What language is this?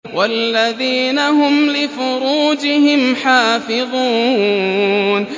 Arabic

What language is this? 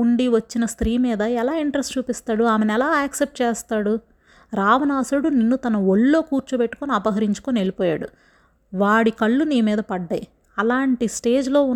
Telugu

